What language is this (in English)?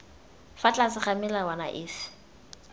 Tswana